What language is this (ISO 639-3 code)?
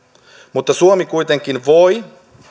fin